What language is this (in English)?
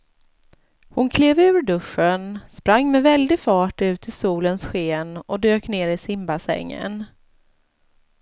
Swedish